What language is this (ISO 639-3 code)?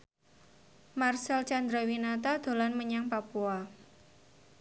jav